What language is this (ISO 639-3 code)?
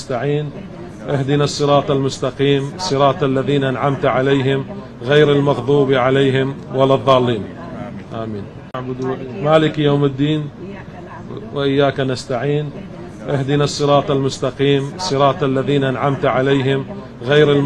ara